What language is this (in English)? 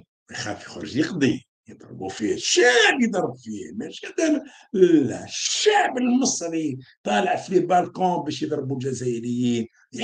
Arabic